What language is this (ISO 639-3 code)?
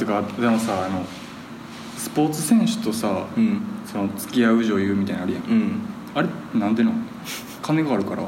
jpn